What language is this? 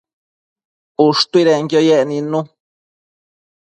Matsés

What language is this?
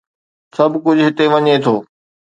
Sindhi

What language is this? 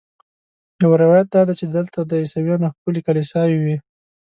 Pashto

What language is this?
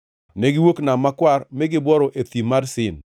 Luo (Kenya and Tanzania)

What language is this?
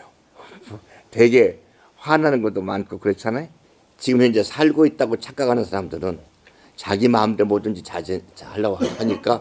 Korean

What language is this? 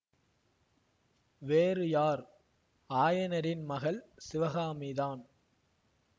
Tamil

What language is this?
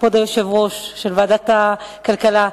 Hebrew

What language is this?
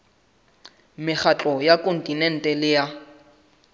Southern Sotho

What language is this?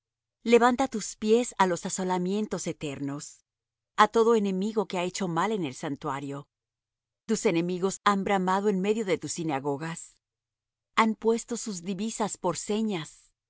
Spanish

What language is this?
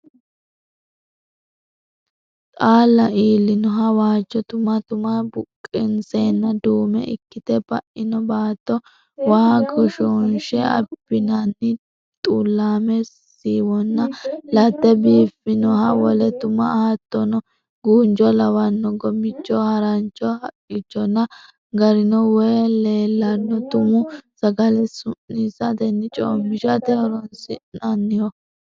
Sidamo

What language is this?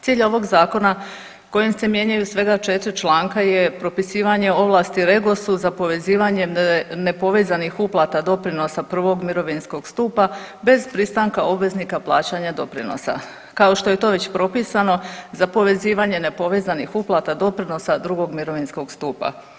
Croatian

